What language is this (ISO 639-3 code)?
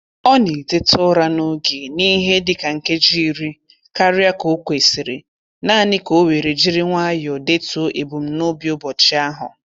ibo